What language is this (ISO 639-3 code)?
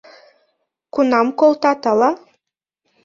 chm